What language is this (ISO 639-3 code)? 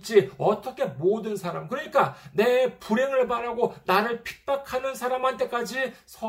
kor